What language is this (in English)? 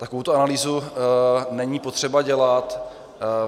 Czech